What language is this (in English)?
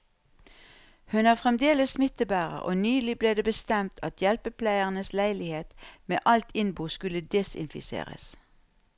Norwegian